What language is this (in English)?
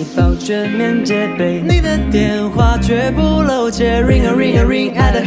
Chinese